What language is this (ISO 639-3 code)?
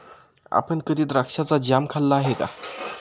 mar